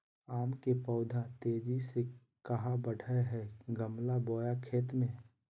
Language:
Magahi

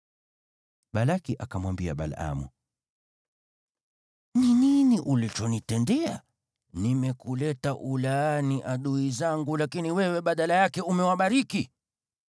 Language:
Swahili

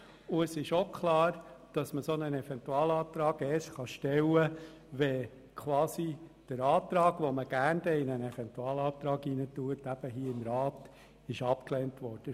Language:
Swiss German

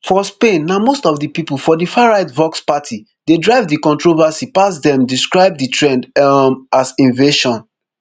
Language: Nigerian Pidgin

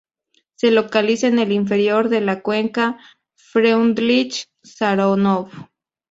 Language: Spanish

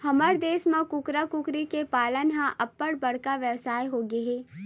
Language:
Chhattisgarhi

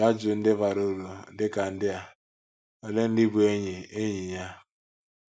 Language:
Igbo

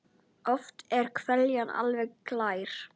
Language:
Icelandic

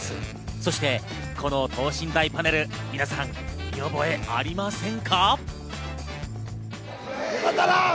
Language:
Japanese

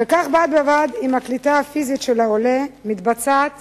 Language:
Hebrew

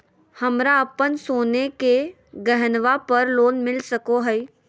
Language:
Magahi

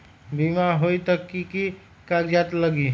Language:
Magahi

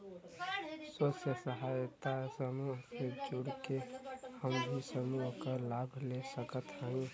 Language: Bhojpuri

